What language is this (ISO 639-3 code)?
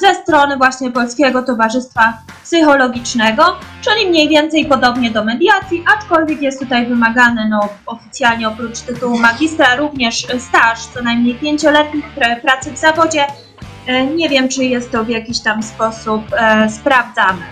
pol